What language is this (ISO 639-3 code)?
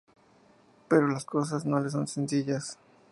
spa